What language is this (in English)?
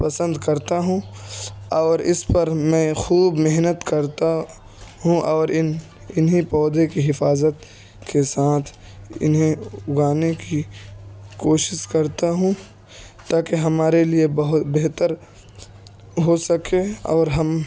Urdu